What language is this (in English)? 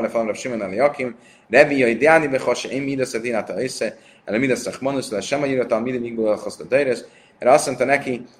Hungarian